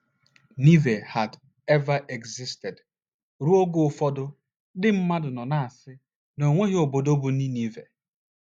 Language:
Igbo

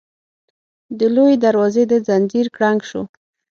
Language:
Pashto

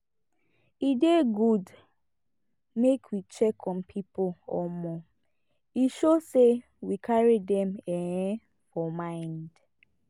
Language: Nigerian Pidgin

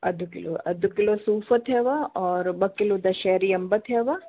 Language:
Sindhi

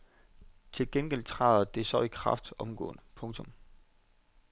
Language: Danish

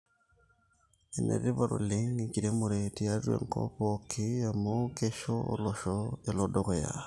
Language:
Masai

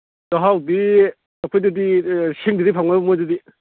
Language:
Manipuri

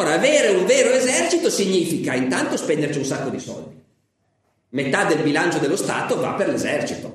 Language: Italian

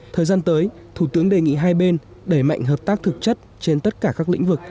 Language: Vietnamese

